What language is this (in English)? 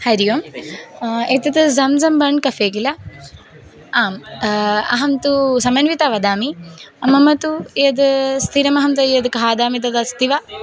Sanskrit